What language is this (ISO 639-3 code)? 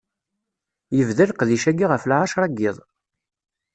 kab